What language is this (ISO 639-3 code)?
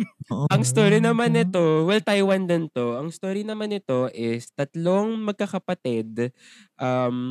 fil